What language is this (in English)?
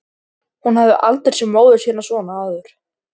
Icelandic